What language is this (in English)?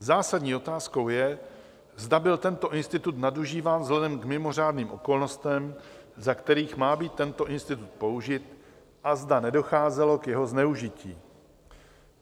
Czech